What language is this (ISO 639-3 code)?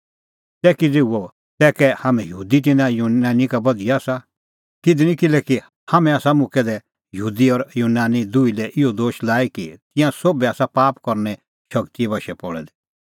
kfx